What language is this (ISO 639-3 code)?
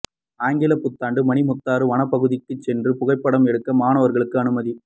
tam